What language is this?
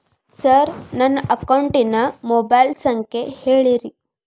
Kannada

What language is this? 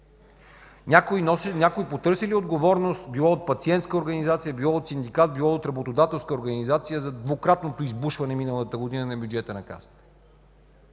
Bulgarian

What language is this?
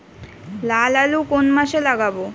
Bangla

